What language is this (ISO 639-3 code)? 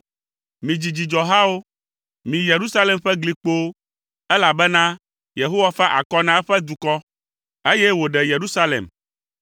ewe